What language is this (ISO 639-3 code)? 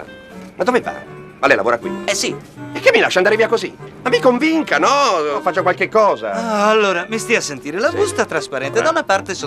ita